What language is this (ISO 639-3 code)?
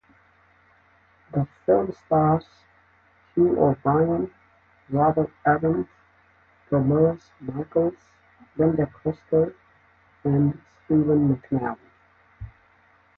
eng